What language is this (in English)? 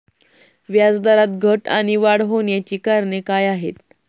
Marathi